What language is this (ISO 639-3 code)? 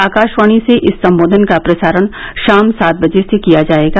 hin